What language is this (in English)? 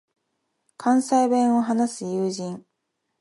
Japanese